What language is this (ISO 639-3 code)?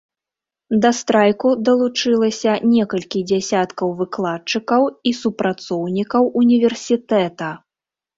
bel